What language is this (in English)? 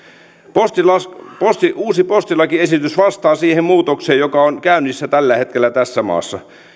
Finnish